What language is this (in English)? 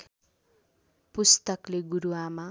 Nepali